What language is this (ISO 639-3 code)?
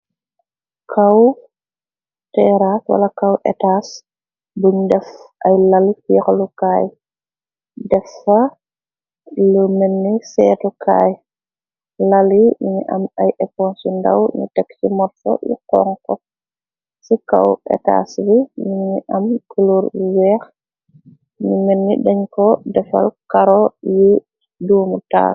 wol